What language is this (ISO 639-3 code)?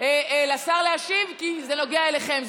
heb